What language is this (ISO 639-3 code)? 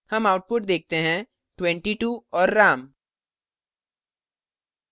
hin